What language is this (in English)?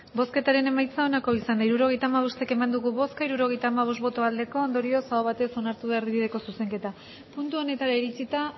Basque